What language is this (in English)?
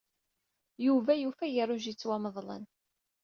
Kabyle